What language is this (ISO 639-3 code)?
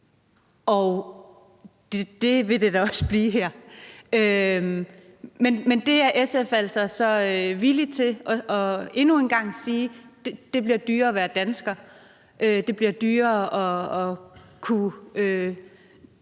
dan